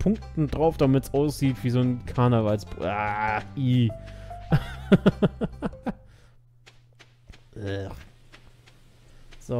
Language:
German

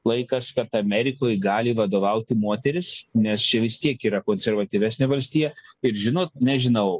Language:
Lithuanian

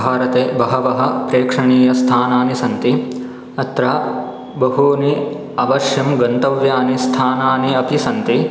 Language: Sanskrit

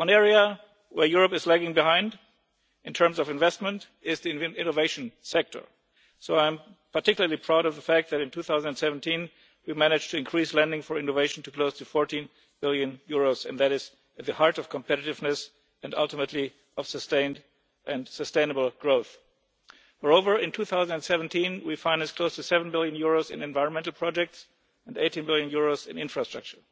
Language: English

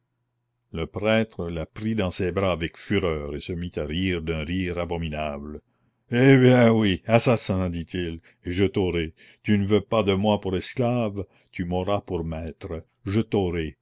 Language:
French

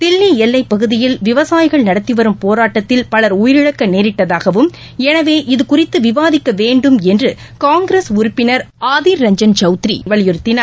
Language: Tamil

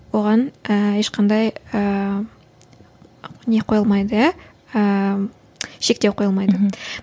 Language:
Kazakh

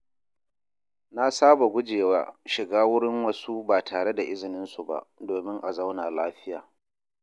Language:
Hausa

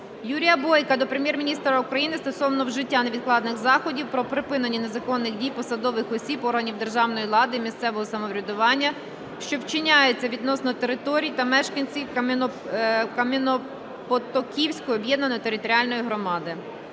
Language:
Ukrainian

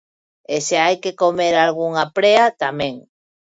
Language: Galician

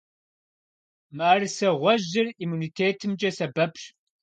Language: Kabardian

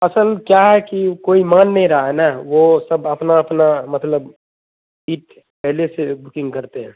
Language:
Urdu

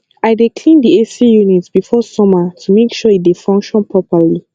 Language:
Nigerian Pidgin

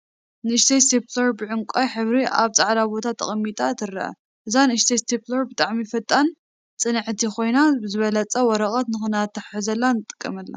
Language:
Tigrinya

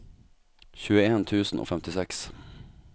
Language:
Norwegian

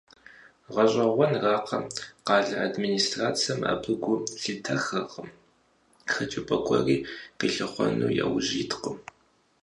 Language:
Kabardian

